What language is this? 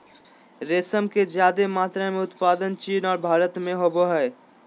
Magahi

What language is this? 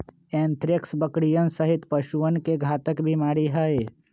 Magahi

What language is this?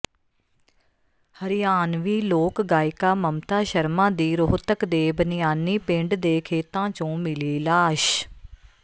Punjabi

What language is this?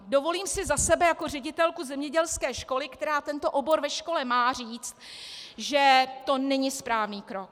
Czech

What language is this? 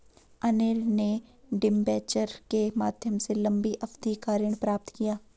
Hindi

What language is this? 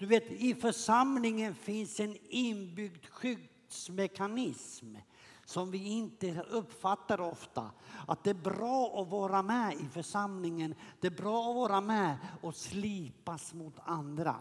Swedish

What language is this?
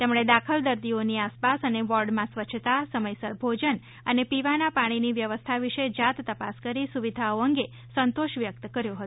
Gujarati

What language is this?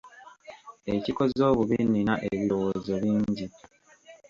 Ganda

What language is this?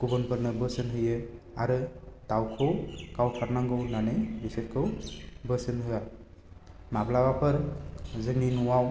Bodo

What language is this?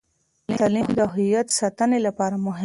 Pashto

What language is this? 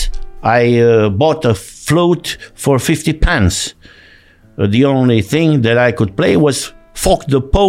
Romanian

